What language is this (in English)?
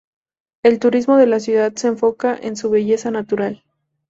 Spanish